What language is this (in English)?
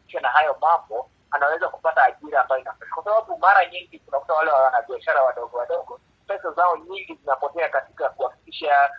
Swahili